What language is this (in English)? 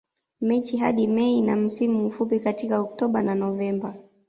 Swahili